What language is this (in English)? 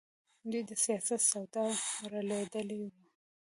Pashto